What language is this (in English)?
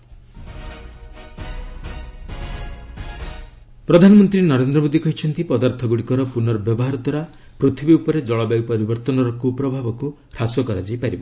Odia